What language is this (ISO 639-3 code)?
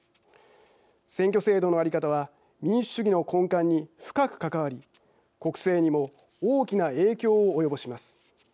jpn